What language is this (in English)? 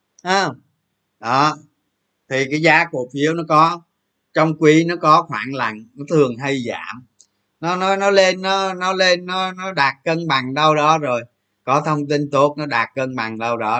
Vietnamese